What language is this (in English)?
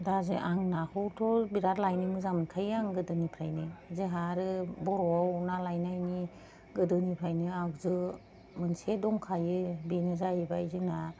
Bodo